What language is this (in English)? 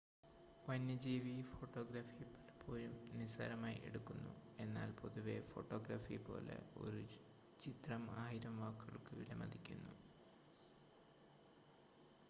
Malayalam